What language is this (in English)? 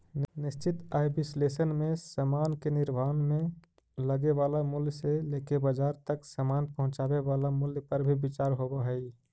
Magahi